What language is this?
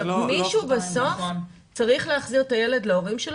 Hebrew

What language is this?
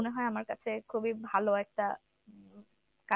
Bangla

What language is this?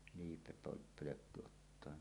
Finnish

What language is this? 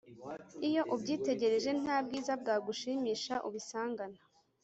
Kinyarwanda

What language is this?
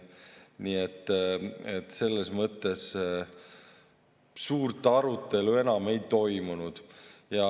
Estonian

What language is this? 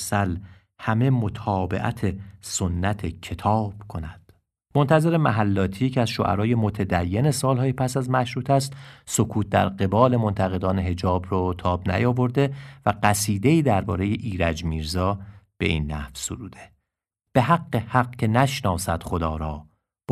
Persian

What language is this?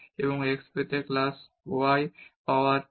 Bangla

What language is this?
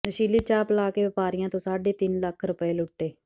Punjabi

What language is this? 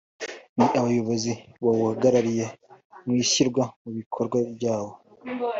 Kinyarwanda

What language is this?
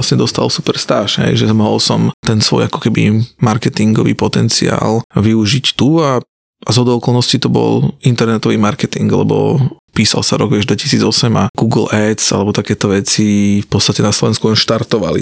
Slovak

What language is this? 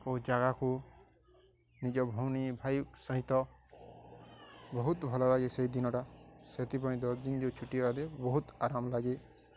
Odia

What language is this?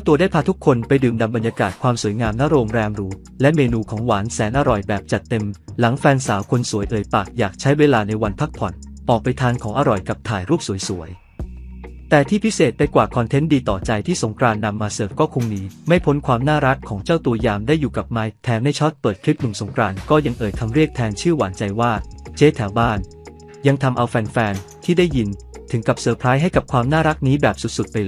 Thai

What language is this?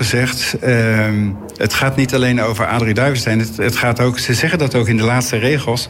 Dutch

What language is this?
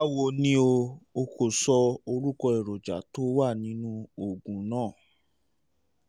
Yoruba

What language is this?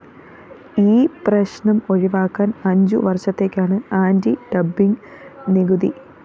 Malayalam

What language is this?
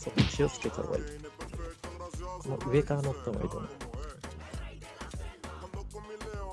Japanese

